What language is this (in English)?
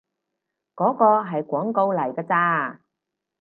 Cantonese